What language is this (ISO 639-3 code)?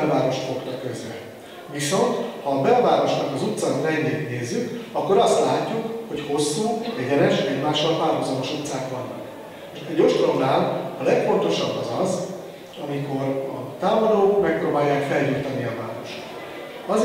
hun